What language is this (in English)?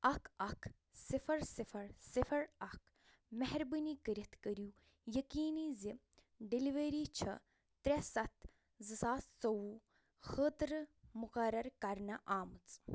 Kashmiri